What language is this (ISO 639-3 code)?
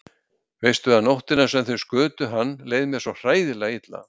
isl